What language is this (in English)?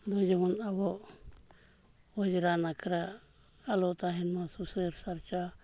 Santali